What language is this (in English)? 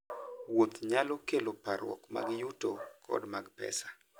Luo (Kenya and Tanzania)